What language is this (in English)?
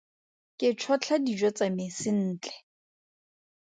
Tswana